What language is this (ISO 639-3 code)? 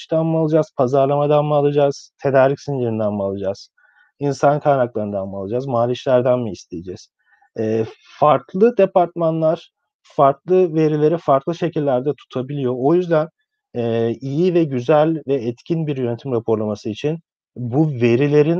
tur